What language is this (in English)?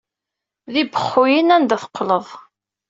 Kabyle